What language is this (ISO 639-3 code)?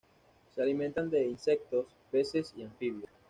spa